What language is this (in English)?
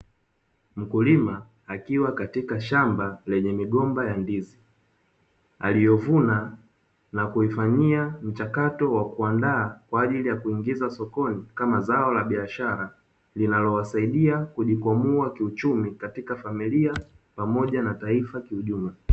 Swahili